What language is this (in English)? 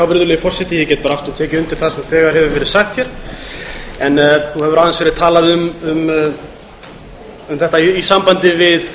Icelandic